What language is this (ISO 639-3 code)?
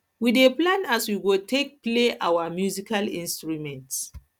pcm